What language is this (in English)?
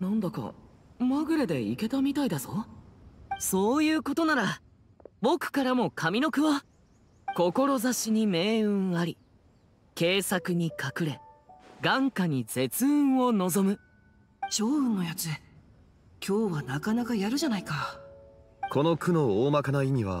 Japanese